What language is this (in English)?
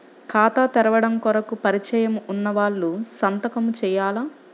Telugu